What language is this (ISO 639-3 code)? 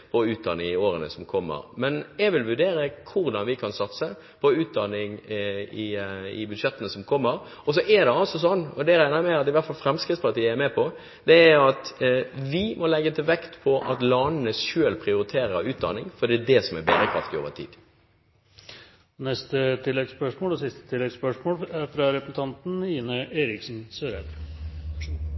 nor